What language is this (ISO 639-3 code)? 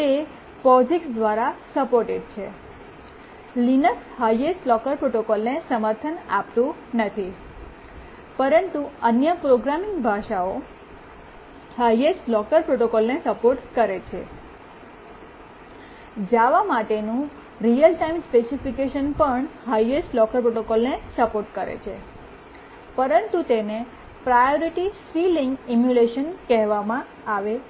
guj